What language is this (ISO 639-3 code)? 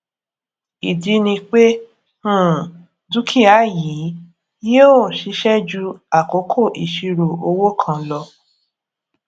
yor